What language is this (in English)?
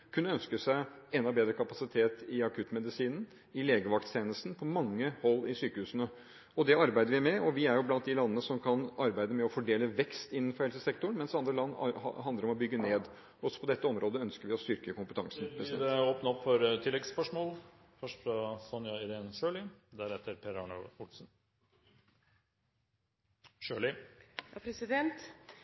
Norwegian Bokmål